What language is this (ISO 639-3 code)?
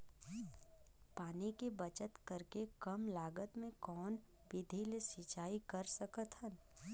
hne